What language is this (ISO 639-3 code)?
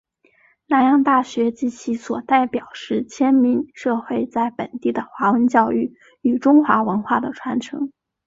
zho